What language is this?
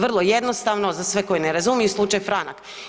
Croatian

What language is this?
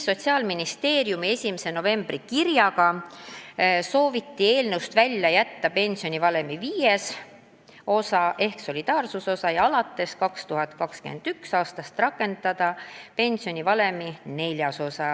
Estonian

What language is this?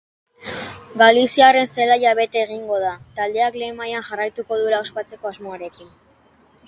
Basque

